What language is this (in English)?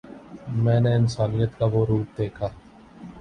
Urdu